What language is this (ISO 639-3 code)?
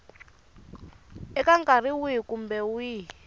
tso